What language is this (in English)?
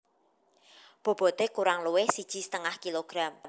Javanese